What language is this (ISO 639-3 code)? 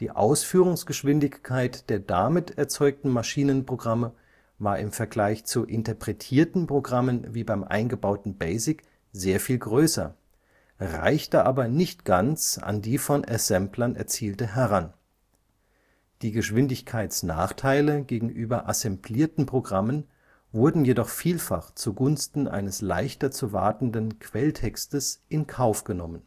deu